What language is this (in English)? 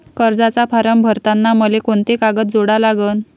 Marathi